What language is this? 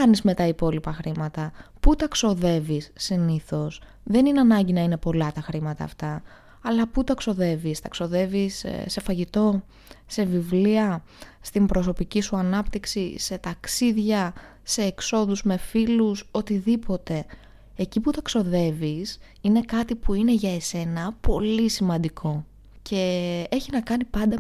Greek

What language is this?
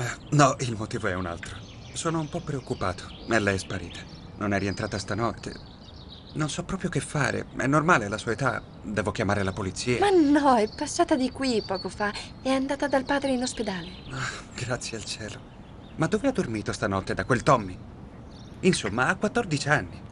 Italian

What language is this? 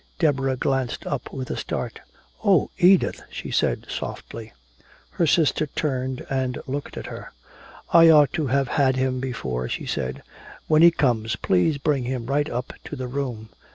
English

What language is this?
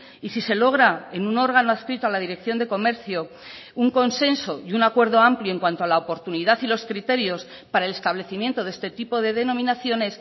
Spanish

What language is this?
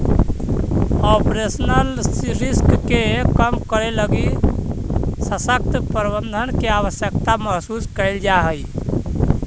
Magahi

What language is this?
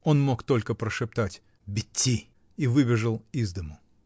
Russian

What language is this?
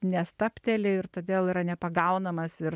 Lithuanian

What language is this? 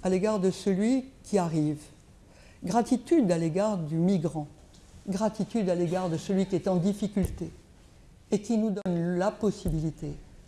French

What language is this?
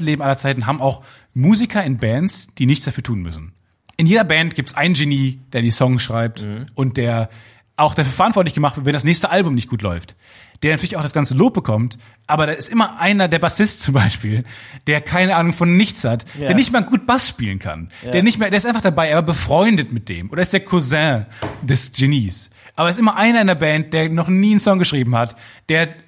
German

